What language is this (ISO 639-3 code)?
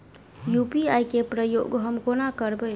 mai